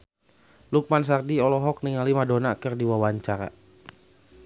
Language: Sundanese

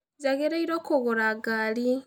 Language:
Kikuyu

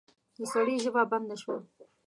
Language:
Pashto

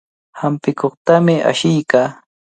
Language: Cajatambo North Lima Quechua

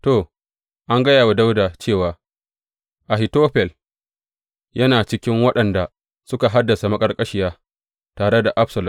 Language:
Hausa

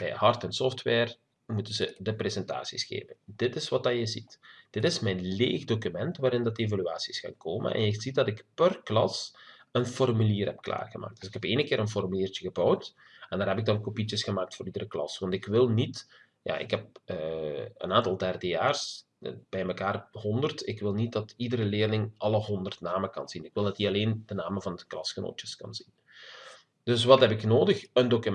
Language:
Dutch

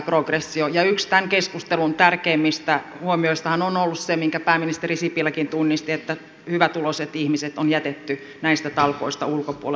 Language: Finnish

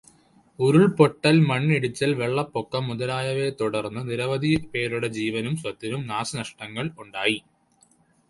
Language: Malayalam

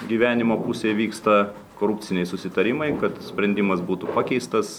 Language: Lithuanian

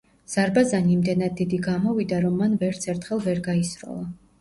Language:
Georgian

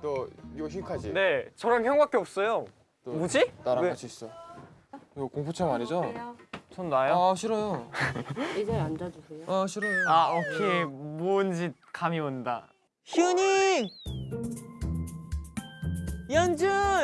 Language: Korean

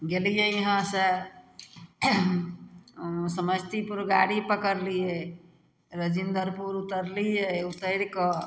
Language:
Maithili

